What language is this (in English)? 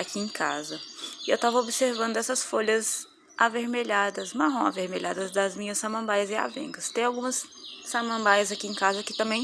Portuguese